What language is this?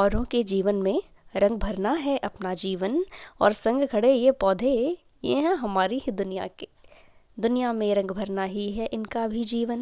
Hindi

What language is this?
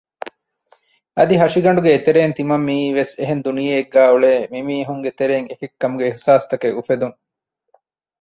Divehi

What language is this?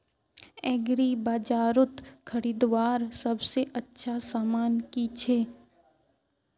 Magahi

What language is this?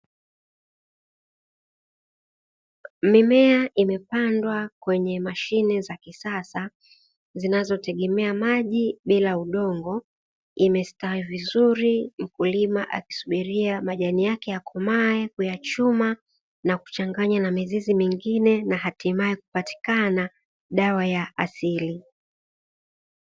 Swahili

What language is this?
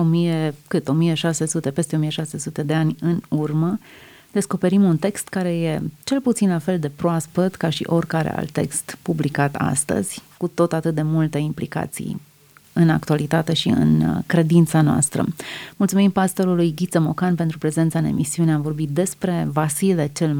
Romanian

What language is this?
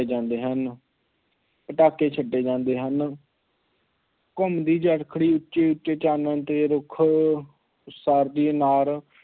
Punjabi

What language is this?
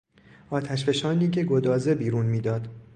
Persian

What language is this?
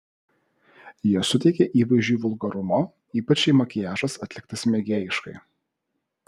Lithuanian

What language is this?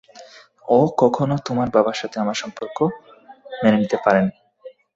Bangla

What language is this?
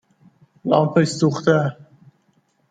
Persian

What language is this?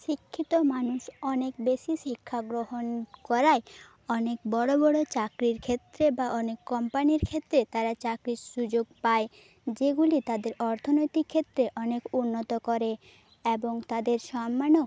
Bangla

